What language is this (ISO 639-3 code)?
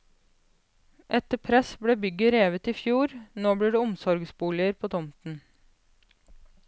nor